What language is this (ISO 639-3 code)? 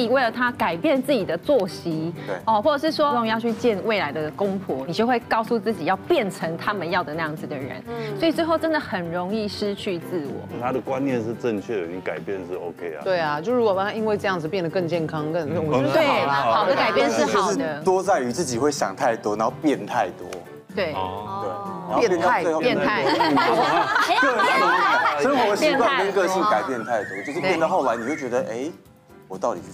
zho